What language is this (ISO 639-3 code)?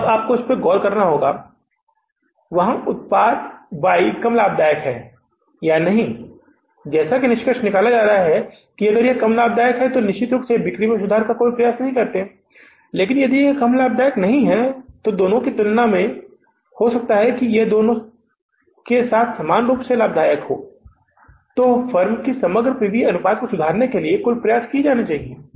hin